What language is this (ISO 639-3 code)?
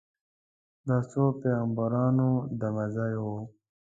pus